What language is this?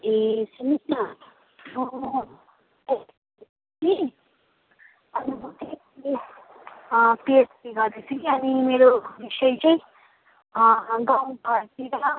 Nepali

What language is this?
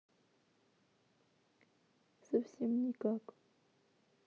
Russian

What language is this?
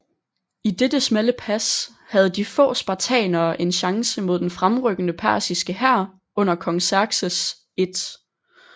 Danish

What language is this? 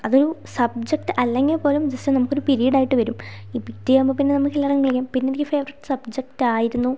Malayalam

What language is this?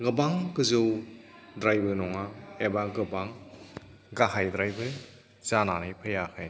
Bodo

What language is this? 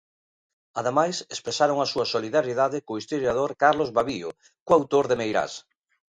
Galician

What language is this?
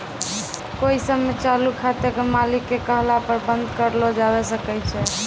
Maithili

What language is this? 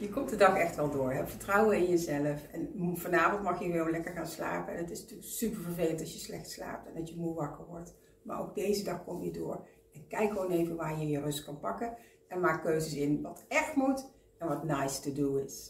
Dutch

